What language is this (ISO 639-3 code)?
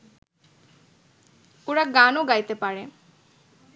ben